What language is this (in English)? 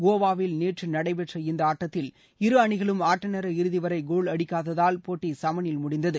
Tamil